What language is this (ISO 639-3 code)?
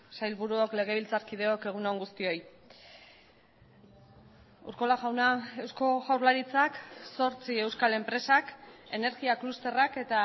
eus